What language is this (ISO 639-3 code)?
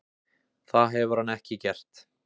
isl